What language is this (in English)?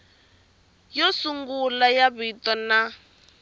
Tsonga